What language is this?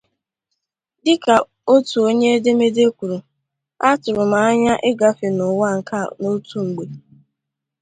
Igbo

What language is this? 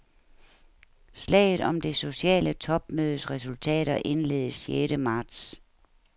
Danish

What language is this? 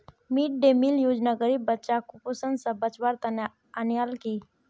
Magahi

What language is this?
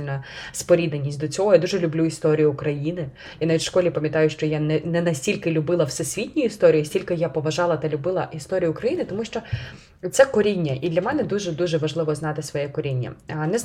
Ukrainian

